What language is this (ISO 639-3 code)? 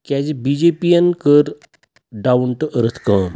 kas